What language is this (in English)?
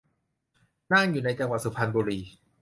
Thai